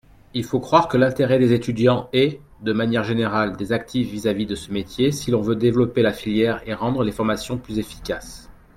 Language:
French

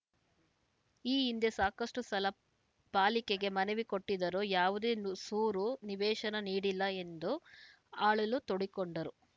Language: Kannada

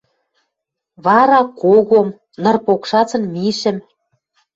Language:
Western Mari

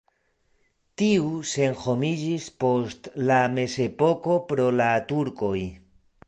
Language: Esperanto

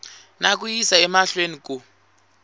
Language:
Tsonga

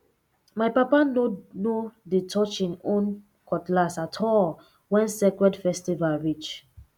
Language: Nigerian Pidgin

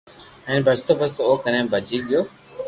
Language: Loarki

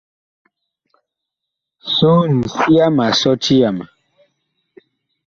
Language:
Bakoko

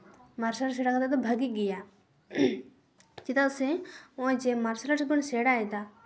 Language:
Santali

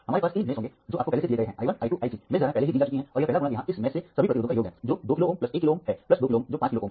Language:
Hindi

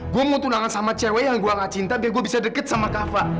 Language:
Indonesian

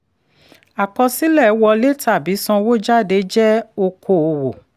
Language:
Yoruba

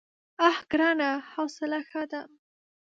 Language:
Pashto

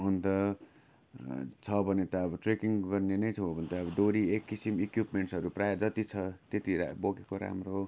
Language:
Nepali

